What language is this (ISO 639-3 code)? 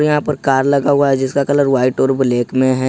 hin